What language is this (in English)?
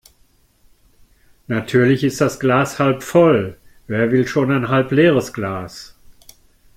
German